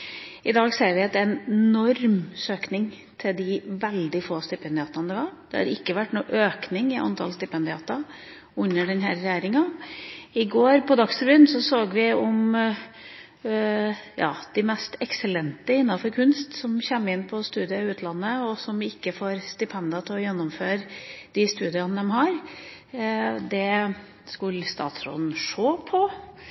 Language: Norwegian Bokmål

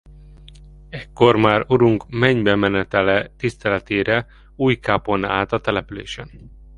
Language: Hungarian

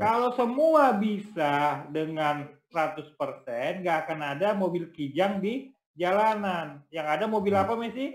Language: Indonesian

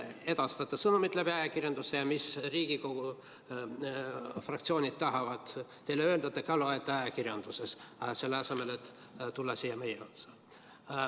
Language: Estonian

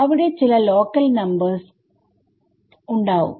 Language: Malayalam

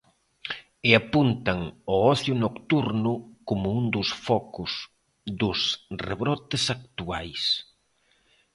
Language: Galician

